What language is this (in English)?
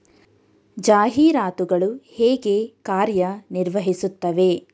Kannada